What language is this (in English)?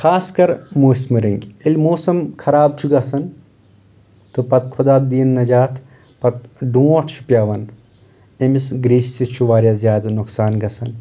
Kashmiri